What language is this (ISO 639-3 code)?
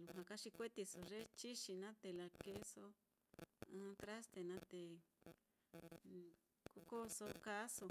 vmm